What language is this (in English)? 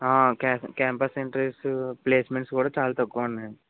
Telugu